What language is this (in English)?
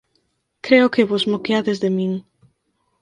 Galician